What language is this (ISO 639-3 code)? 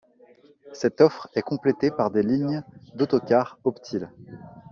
fra